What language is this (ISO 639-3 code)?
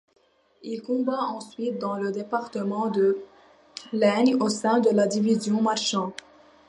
fra